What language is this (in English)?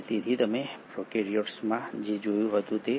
Gujarati